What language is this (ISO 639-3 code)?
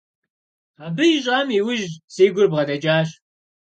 kbd